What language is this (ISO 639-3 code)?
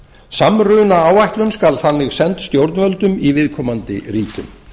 isl